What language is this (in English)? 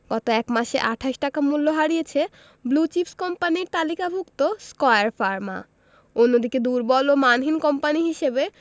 Bangla